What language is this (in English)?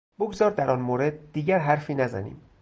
Persian